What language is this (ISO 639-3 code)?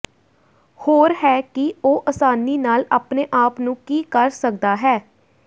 pan